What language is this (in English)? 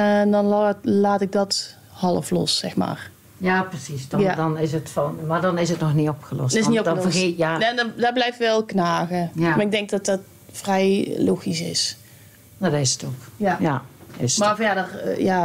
Dutch